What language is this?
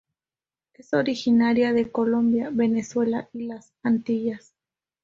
Spanish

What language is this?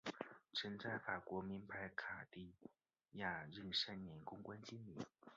Chinese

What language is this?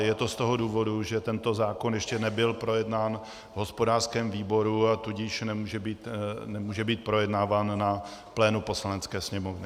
Czech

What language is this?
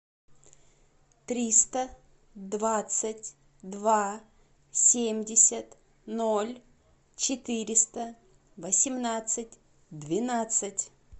Russian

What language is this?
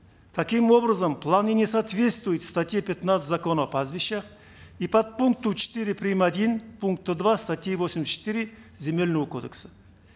Kazakh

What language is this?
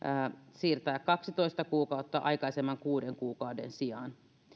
Finnish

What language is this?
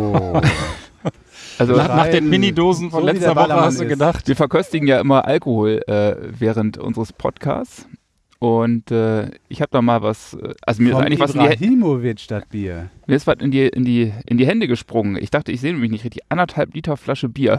German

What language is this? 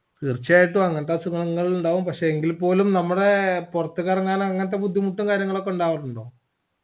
Malayalam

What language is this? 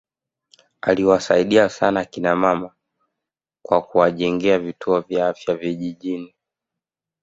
Swahili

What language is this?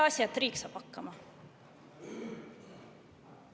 Estonian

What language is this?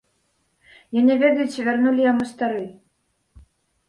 Belarusian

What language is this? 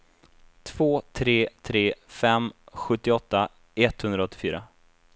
Swedish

